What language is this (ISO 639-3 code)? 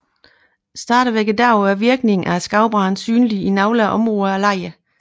dan